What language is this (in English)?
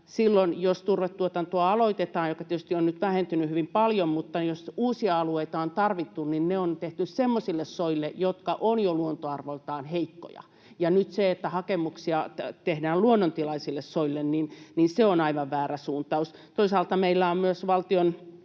Finnish